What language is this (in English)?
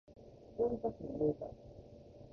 Japanese